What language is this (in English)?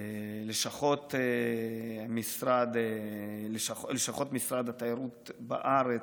Hebrew